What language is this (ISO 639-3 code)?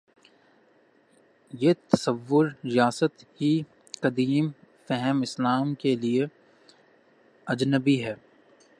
urd